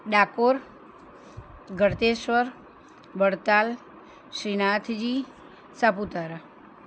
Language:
Gujarati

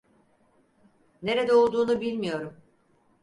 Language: Turkish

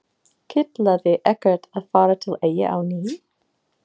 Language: Icelandic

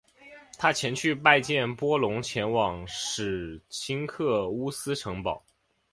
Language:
Chinese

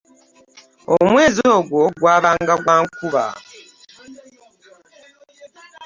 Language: Ganda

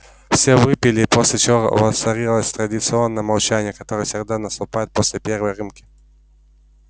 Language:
Russian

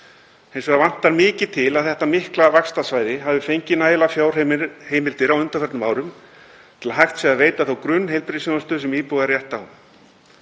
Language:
Icelandic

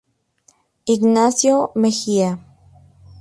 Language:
Spanish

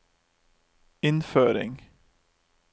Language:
Norwegian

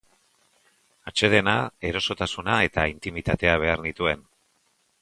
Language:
Basque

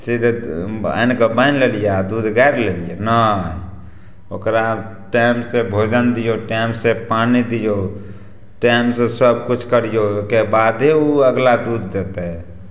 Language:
Maithili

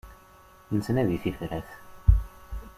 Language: Kabyle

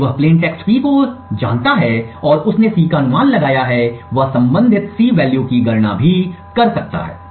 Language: Hindi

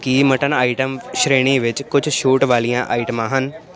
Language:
Punjabi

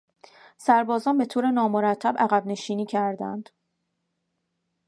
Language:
Persian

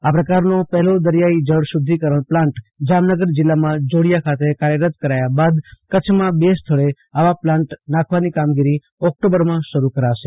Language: Gujarati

